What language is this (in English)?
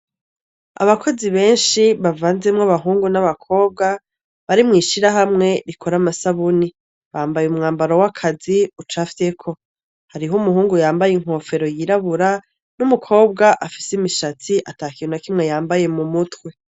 Rundi